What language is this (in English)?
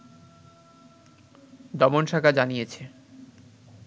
Bangla